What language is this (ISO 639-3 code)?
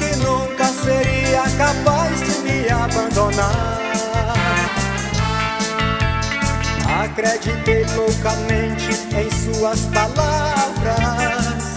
por